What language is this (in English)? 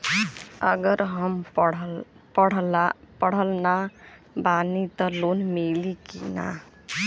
Bhojpuri